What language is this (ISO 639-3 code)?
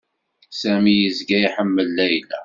kab